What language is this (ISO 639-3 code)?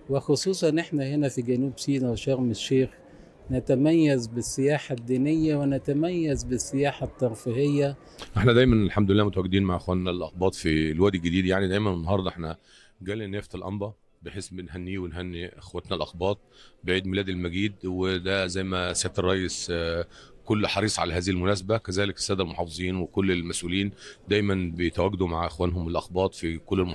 ara